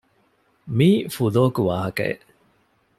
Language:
Divehi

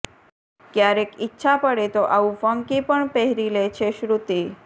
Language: Gujarati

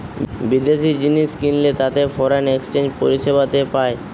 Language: Bangla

